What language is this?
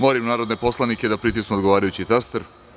Serbian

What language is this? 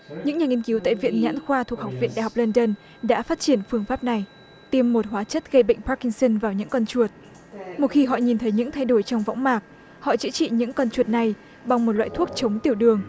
Vietnamese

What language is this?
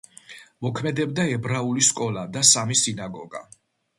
Georgian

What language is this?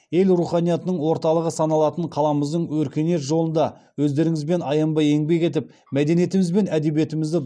Kazakh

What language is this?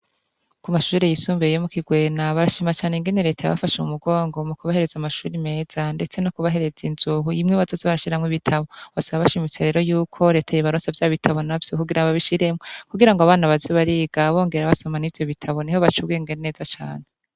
Rundi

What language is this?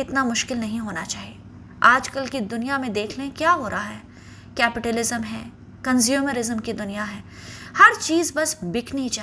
Urdu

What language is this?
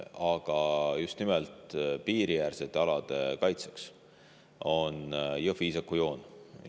Estonian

